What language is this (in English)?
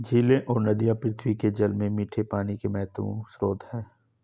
Hindi